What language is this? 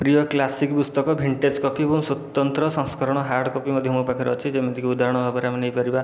Odia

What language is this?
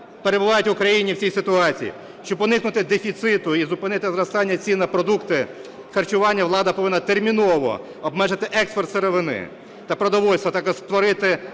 Ukrainian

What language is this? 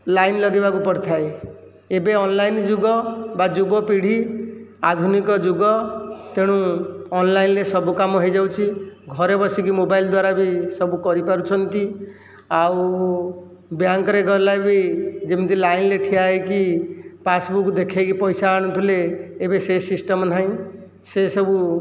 Odia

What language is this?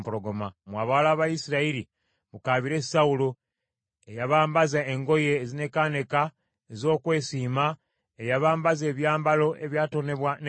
Ganda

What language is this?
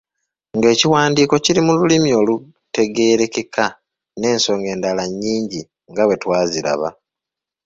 Ganda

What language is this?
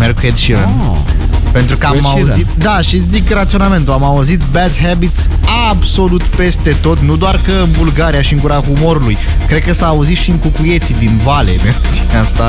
Romanian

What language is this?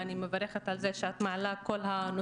Hebrew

